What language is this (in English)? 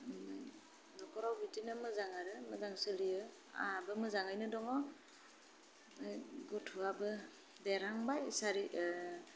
Bodo